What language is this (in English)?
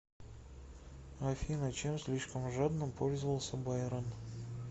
Russian